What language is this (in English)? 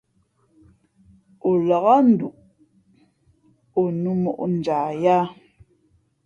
Fe'fe'